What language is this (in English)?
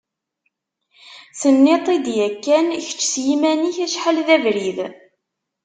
Kabyle